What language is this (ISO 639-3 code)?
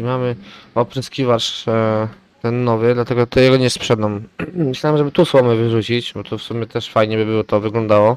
pol